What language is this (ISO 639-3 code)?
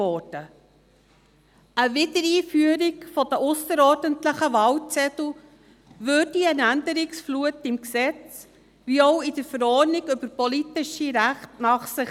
gsw